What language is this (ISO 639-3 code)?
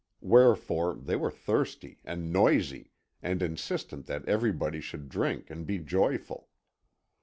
eng